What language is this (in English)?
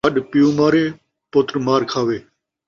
Saraiki